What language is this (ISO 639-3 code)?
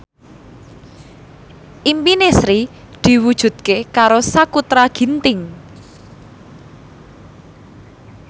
jav